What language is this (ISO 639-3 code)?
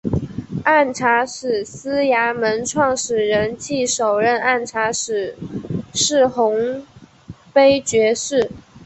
zho